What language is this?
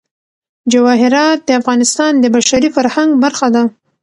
Pashto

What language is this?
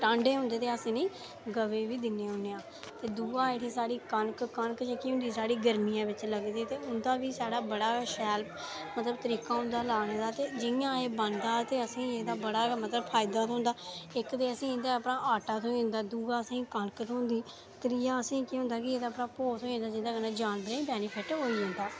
Dogri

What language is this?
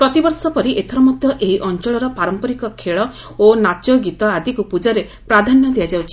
Odia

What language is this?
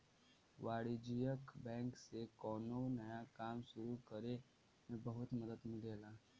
Bhojpuri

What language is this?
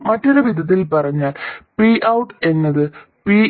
Malayalam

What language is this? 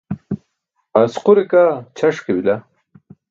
Burushaski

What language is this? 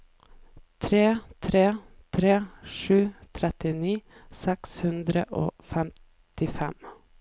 Norwegian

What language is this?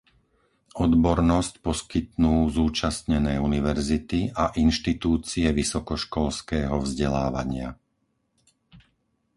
Slovak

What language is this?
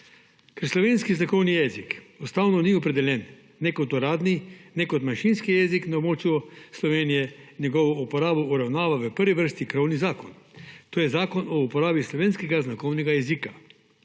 Slovenian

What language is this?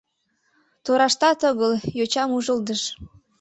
Mari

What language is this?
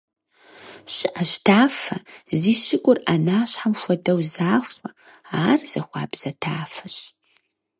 Kabardian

